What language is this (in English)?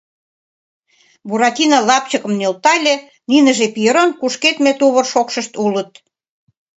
Mari